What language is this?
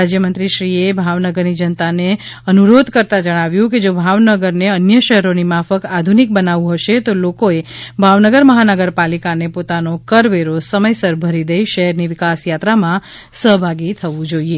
Gujarati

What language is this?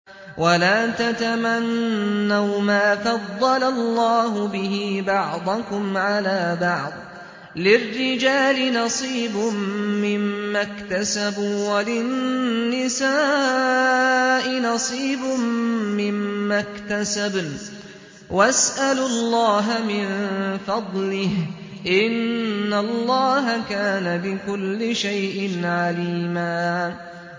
Arabic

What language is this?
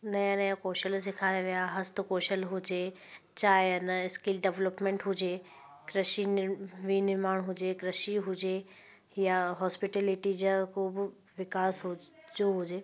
Sindhi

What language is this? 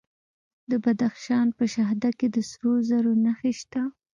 Pashto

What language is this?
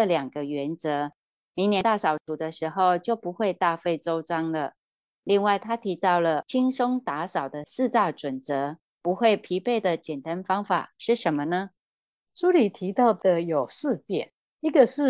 Chinese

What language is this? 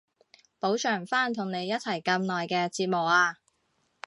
Cantonese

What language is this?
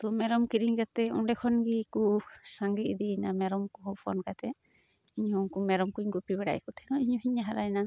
Santali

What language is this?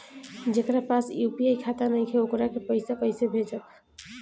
Bhojpuri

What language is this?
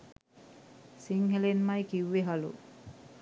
Sinhala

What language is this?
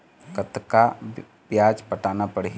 Chhattisgarhi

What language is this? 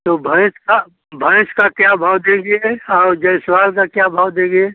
Hindi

